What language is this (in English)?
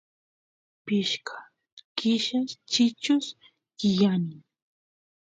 Santiago del Estero Quichua